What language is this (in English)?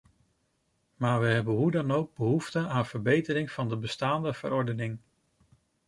Dutch